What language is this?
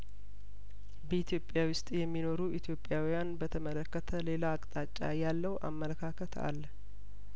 Amharic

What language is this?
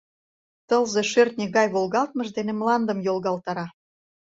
Mari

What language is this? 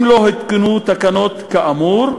Hebrew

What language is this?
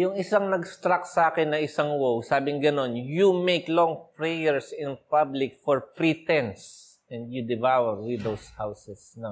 Filipino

